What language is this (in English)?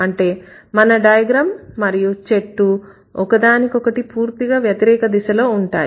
Telugu